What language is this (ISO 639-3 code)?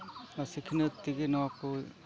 sat